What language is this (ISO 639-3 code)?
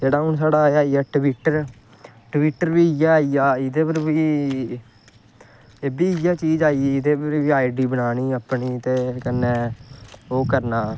doi